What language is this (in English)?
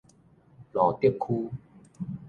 Min Nan Chinese